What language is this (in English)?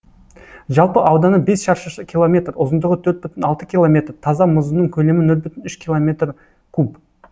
Kazakh